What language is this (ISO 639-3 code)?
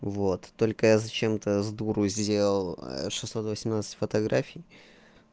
rus